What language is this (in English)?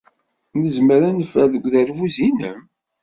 Kabyle